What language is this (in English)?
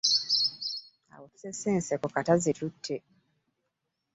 Ganda